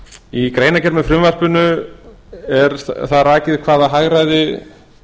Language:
Icelandic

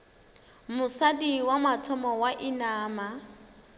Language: Northern Sotho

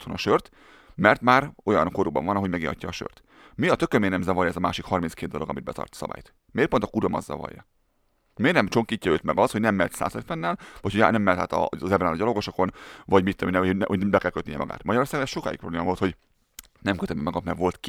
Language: Hungarian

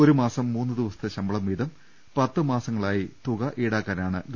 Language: Malayalam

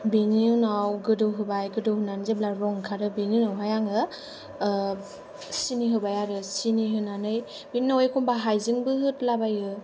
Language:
Bodo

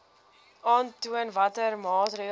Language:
Afrikaans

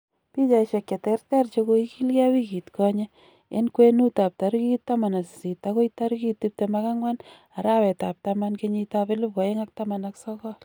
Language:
Kalenjin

